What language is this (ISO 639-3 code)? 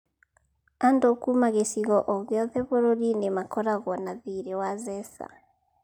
kik